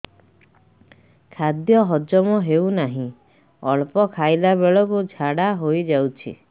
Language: Odia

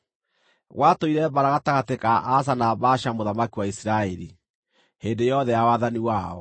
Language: Kikuyu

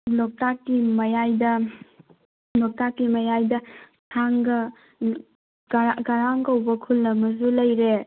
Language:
Manipuri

